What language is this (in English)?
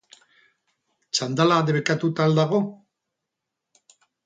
Basque